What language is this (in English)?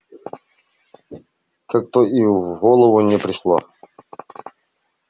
Russian